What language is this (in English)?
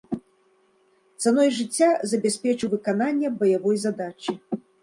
Belarusian